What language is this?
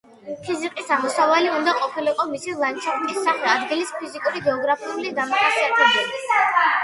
Georgian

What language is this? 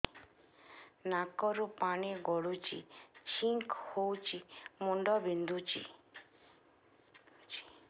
Odia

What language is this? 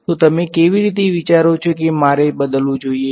Gujarati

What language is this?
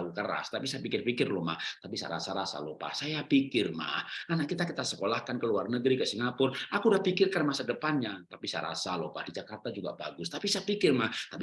Indonesian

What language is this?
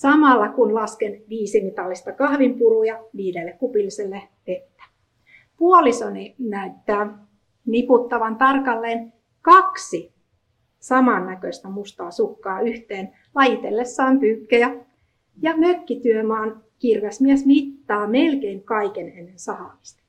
Finnish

